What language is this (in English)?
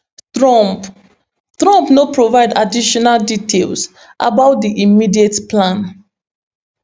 Nigerian Pidgin